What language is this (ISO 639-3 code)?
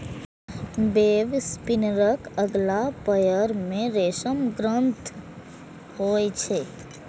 mai